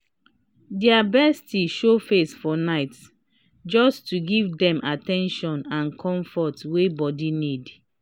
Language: Nigerian Pidgin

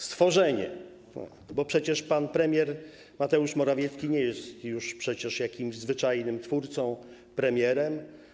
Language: Polish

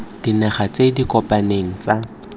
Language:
Tswana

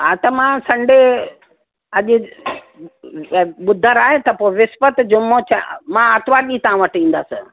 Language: Sindhi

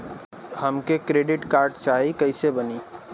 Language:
Bhojpuri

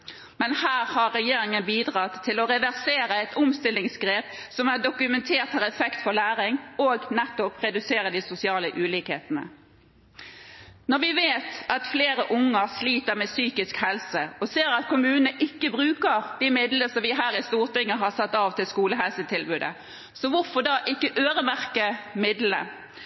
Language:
Norwegian Bokmål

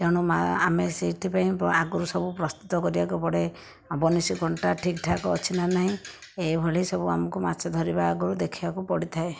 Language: Odia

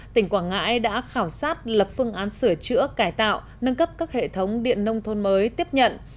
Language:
Vietnamese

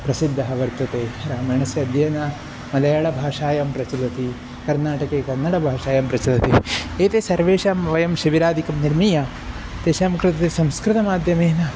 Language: Sanskrit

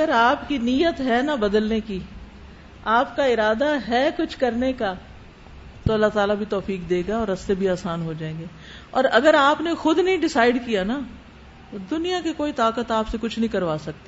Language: Urdu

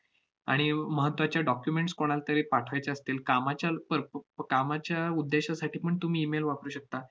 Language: Marathi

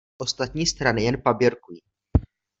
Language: Czech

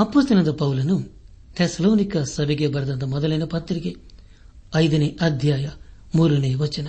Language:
Kannada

